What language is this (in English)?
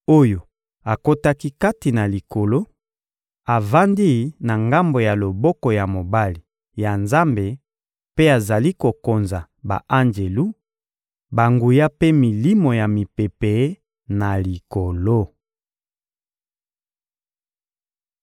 Lingala